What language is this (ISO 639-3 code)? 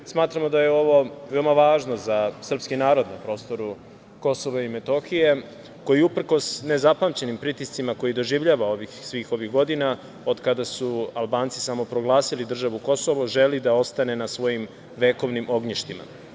srp